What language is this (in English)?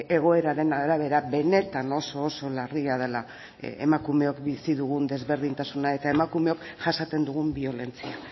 Basque